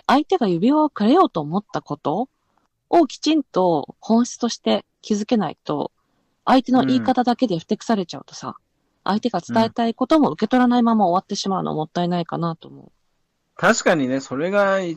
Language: Japanese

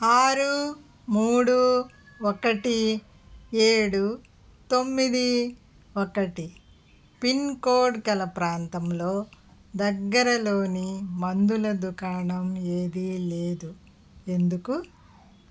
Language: Telugu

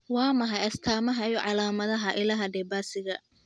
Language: Somali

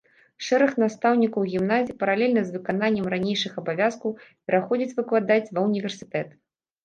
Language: Belarusian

